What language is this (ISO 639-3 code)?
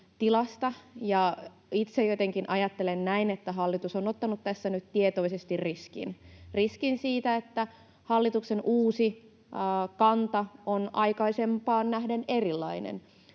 fin